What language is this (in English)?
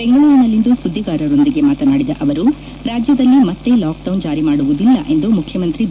Kannada